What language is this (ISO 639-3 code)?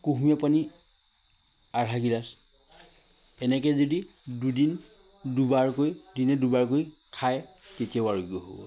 asm